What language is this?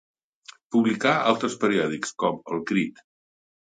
Catalan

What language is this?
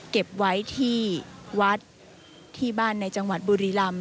Thai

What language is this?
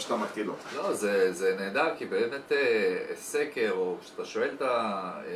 Hebrew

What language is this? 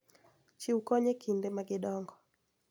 Luo (Kenya and Tanzania)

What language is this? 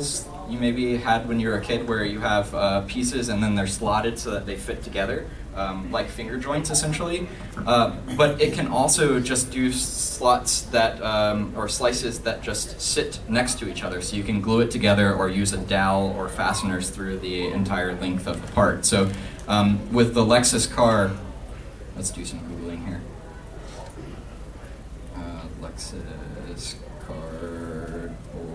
English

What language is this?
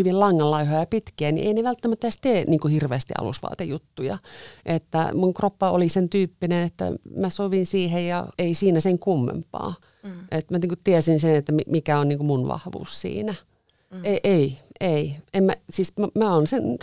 Finnish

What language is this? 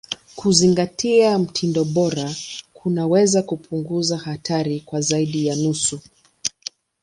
Swahili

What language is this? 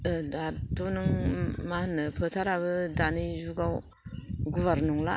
Bodo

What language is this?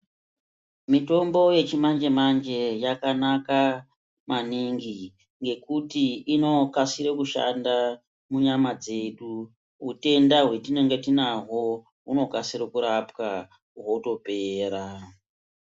Ndau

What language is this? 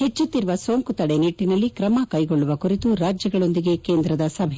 Kannada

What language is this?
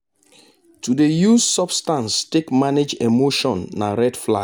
Nigerian Pidgin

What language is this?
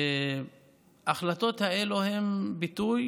Hebrew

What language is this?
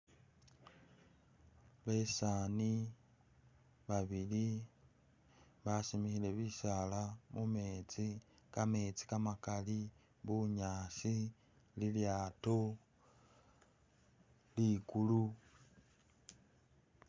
Masaaba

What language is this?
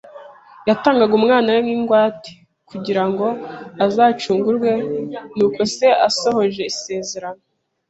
Kinyarwanda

